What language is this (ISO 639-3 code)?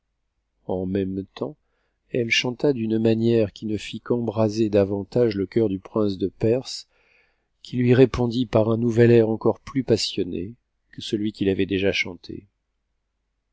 fra